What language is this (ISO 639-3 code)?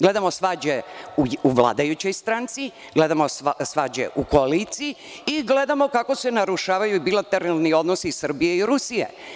srp